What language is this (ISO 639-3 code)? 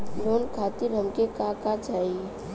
bho